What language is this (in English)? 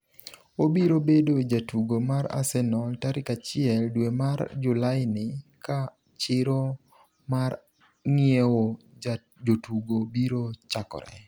Luo (Kenya and Tanzania)